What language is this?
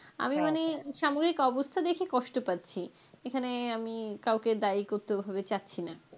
Bangla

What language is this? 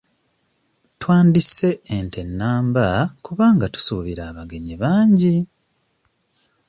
Ganda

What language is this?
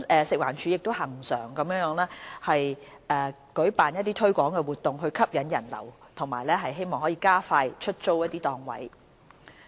Cantonese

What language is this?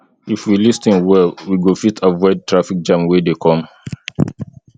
Nigerian Pidgin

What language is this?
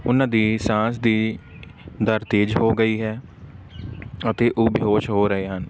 Punjabi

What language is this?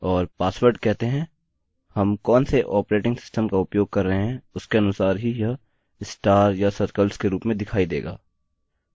Hindi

